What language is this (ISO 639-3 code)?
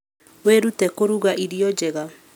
kik